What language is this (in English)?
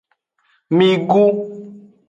Aja (Benin)